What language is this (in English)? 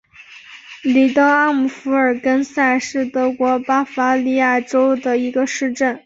Chinese